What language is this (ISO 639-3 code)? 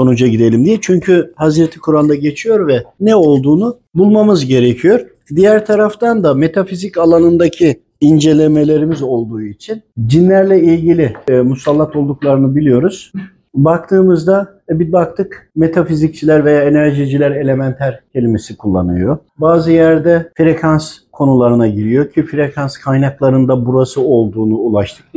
tur